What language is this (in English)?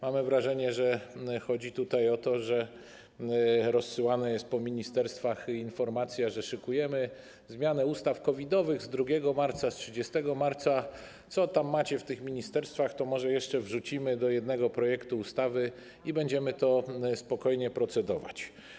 Polish